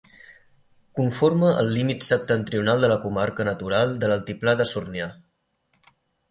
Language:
Catalan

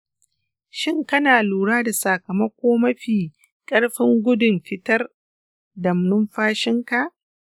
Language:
Hausa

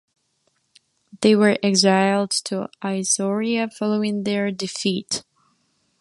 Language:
English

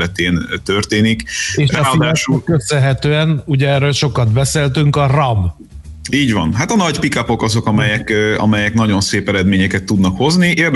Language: Hungarian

